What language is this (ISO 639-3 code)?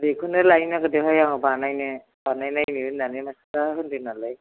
brx